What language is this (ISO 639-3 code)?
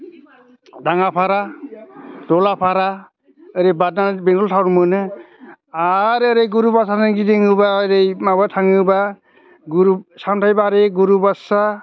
brx